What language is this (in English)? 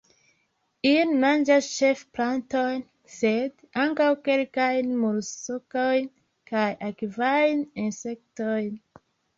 Esperanto